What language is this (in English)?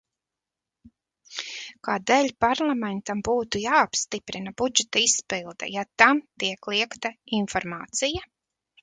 Latvian